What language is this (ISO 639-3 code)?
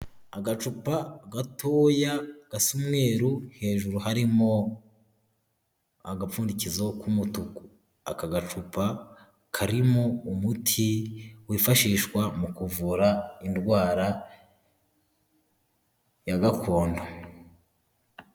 kin